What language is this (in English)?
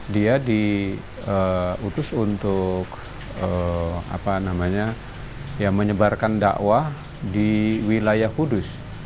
Indonesian